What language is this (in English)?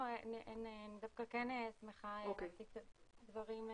Hebrew